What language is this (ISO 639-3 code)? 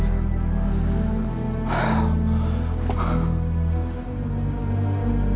ind